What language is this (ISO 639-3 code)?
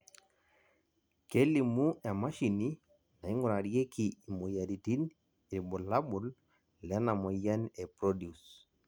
mas